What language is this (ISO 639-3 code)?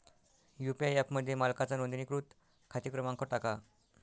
mar